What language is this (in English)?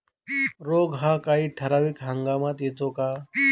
Marathi